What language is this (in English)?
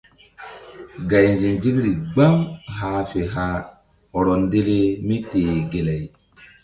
Mbum